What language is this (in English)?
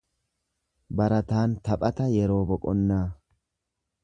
Oromo